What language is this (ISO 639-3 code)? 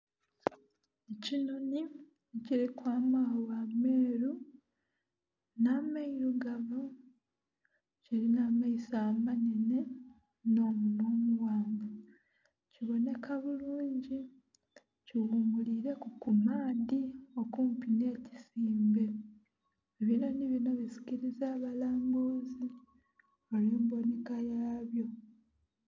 xog